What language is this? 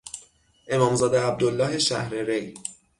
Persian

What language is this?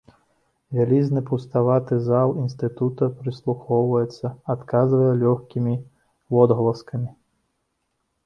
Belarusian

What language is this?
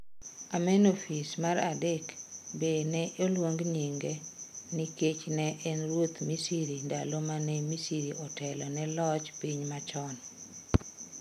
Luo (Kenya and Tanzania)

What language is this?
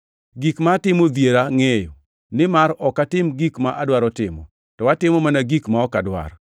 Luo (Kenya and Tanzania)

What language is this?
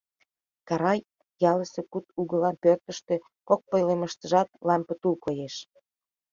Mari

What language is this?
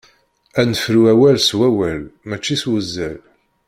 Kabyle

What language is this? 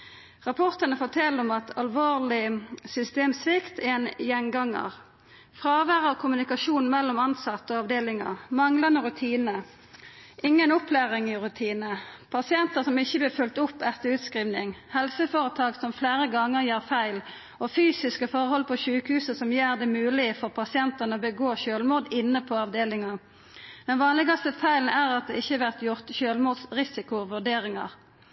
Norwegian Nynorsk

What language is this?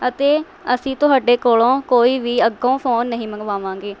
Punjabi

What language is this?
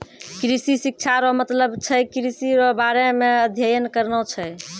Maithili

